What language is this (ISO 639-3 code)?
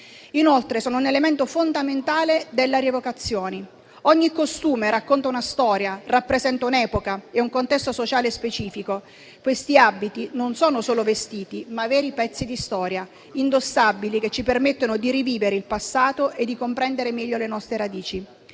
ita